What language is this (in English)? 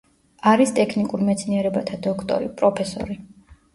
Georgian